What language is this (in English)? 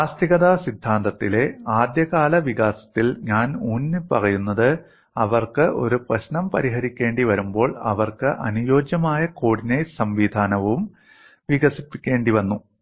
Malayalam